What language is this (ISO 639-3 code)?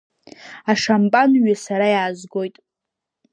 abk